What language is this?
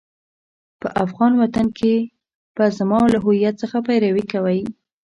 Pashto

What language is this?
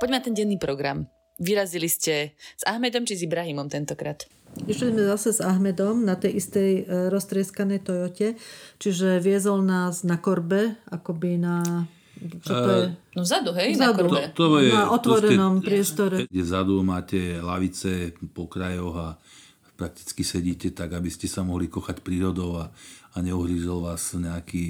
Slovak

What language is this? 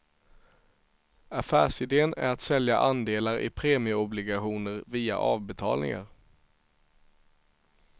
Swedish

